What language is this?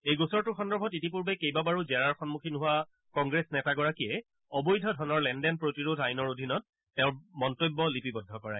Assamese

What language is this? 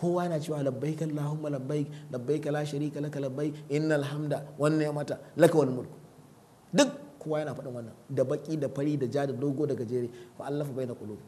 Arabic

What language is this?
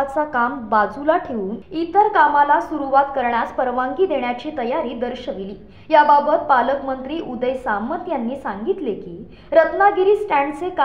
Marathi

